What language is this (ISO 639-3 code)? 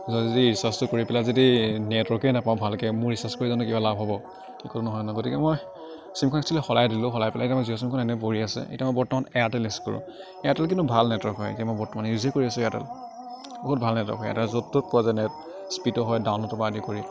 asm